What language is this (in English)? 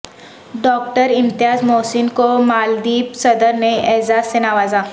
Urdu